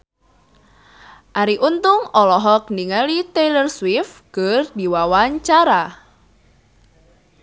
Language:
Sundanese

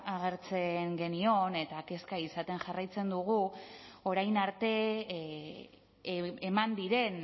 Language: Basque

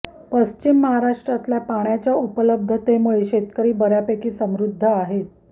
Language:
Marathi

